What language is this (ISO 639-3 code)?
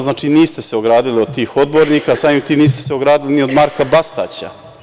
srp